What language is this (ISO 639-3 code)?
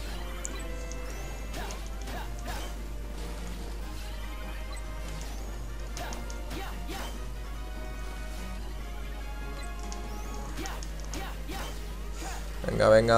spa